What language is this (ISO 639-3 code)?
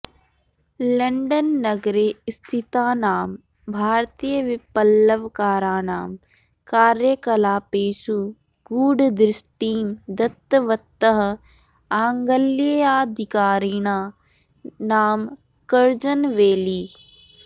san